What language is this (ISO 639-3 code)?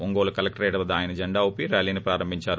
tel